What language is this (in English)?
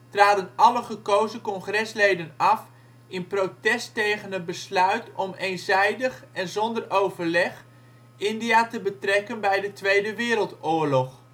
Dutch